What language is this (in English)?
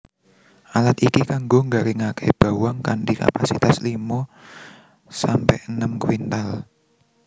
Javanese